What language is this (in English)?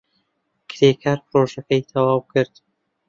Central Kurdish